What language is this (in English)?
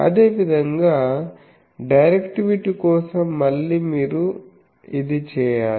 Telugu